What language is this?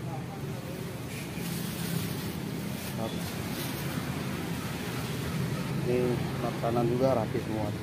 Indonesian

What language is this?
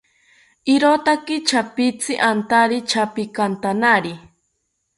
South Ucayali Ashéninka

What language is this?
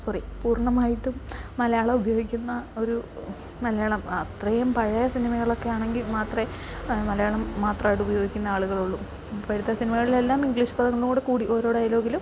Malayalam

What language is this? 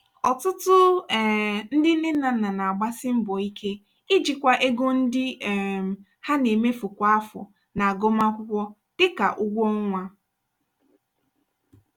Igbo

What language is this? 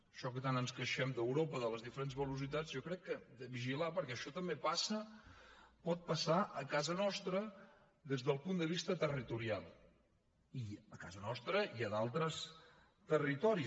Catalan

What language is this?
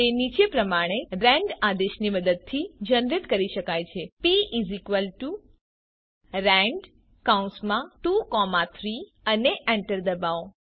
Gujarati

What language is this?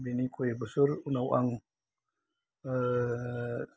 Bodo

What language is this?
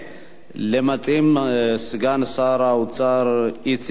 Hebrew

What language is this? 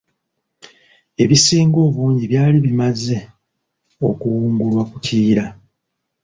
Ganda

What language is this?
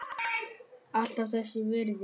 Icelandic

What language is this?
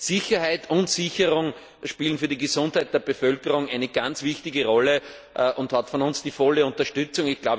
German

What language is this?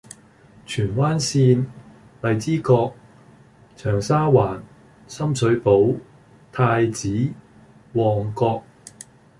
Cantonese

